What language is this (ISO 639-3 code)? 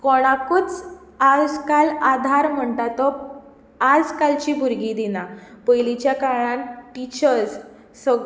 kok